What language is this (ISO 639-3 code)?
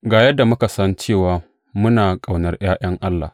hau